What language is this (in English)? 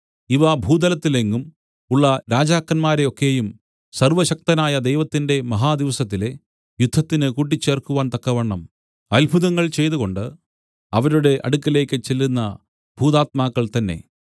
Malayalam